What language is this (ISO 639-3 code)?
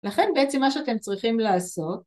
heb